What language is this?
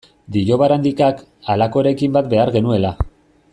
Basque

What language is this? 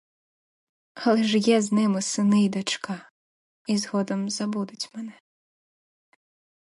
Ukrainian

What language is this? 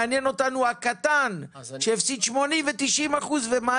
Hebrew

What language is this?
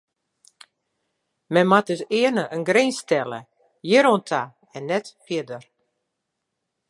Western Frisian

